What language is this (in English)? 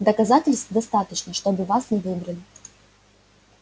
Russian